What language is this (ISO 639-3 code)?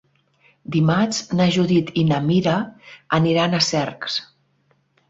cat